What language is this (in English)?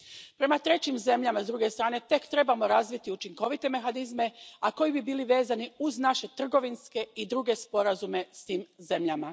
Croatian